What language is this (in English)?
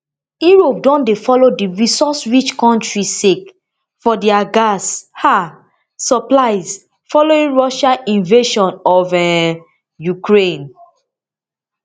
Nigerian Pidgin